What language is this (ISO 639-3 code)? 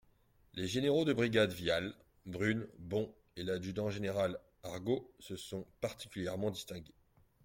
fra